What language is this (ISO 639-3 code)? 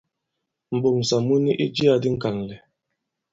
abb